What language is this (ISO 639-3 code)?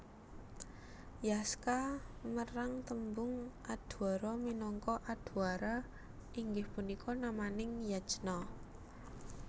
jav